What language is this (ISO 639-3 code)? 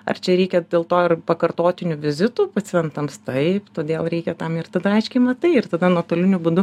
lit